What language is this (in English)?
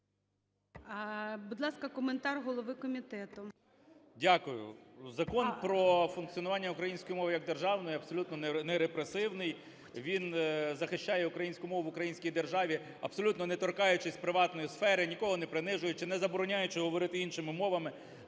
Ukrainian